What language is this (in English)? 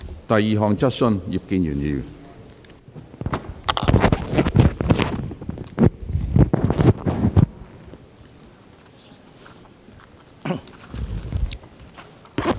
Cantonese